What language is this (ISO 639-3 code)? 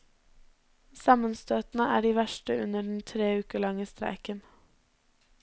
nor